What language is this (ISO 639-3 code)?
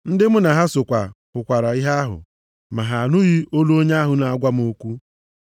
ibo